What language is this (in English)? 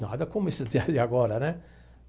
Portuguese